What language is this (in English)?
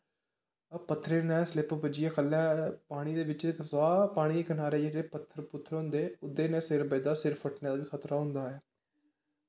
Dogri